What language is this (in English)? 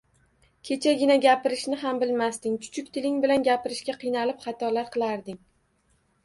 Uzbek